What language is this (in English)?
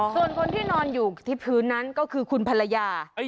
Thai